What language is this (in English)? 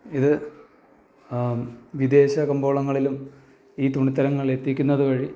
Malayalam